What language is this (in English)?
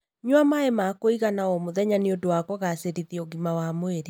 Kikuyu